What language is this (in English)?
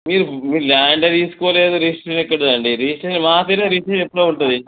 Telugu